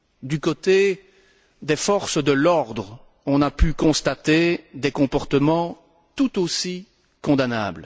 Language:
French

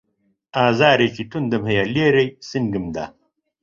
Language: Central Kurdish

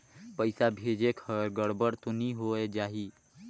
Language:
Chhattisgarhi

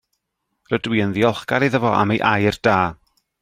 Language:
Welsh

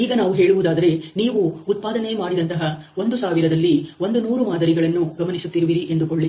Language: Kannada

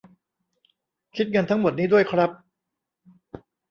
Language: Thai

